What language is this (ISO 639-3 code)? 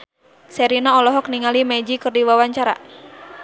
sun